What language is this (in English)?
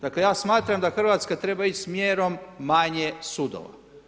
Croatian